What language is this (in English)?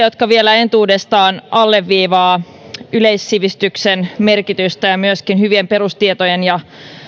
Finnish